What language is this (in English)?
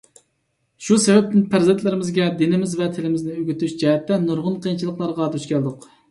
Uyghur